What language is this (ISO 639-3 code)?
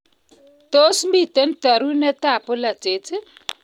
kln